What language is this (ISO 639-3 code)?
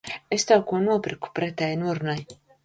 lav